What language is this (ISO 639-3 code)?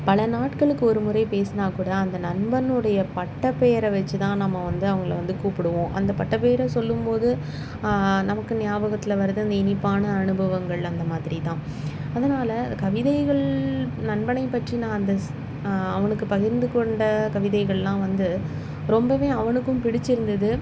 tam